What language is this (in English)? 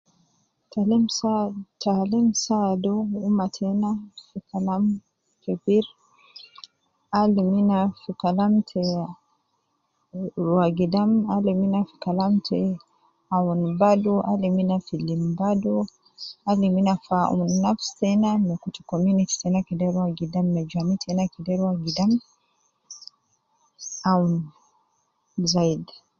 Nubi